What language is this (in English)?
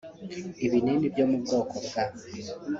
Kinyarwanda